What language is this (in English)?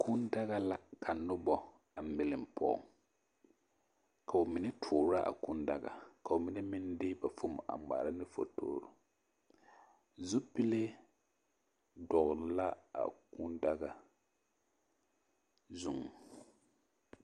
Southern Dagaare